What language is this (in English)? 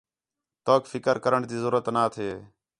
Khetrani